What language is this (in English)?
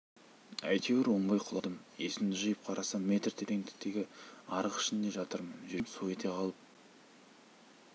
Kazakh